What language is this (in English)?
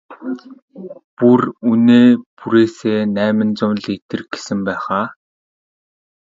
Mongolian